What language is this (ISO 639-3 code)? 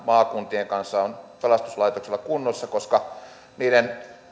fin